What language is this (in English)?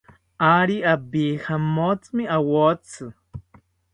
South Ucayali Ashéninka